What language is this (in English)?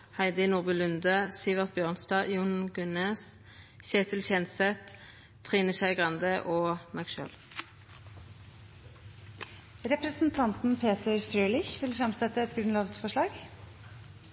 Norwegian Nynorsk